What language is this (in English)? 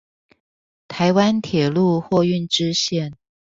Chinese